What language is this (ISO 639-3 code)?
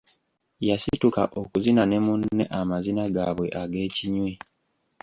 lug